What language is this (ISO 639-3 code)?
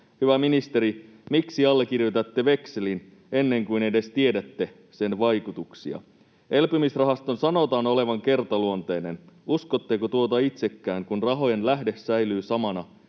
fin